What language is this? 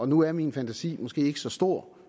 Danish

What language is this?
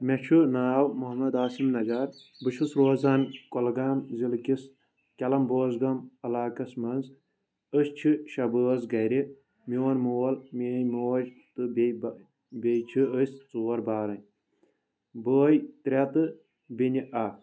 Kashmiri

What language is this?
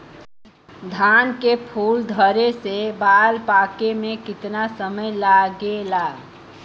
Bhojpuri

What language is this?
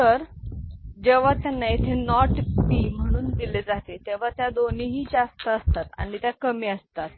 Marathi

